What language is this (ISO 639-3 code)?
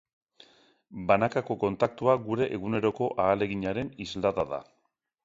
eus